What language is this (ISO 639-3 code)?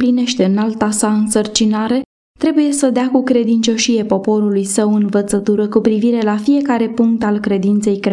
ron